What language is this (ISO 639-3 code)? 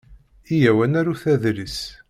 kab